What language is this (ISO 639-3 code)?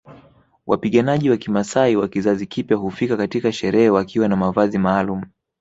swa